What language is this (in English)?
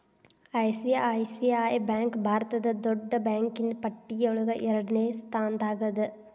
Kannada